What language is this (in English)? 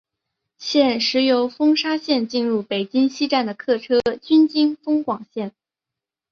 Chinese